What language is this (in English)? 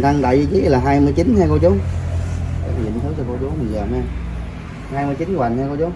Vietnamese